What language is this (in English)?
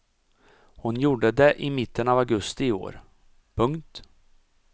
Swedish